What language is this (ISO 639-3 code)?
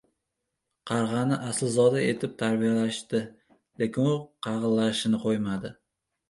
uzb